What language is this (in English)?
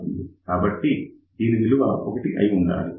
Telugu